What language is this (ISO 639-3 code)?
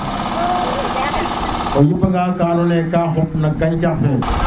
srr